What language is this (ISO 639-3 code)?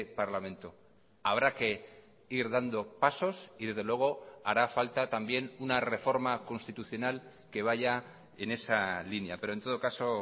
spa